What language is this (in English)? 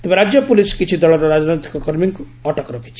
Odia